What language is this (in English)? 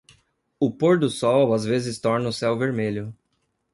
Portuguese